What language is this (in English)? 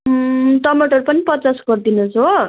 Nepali